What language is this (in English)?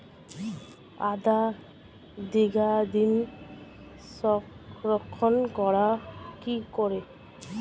Bangla